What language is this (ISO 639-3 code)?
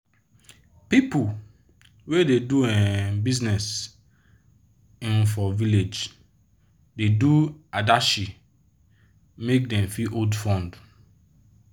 pcm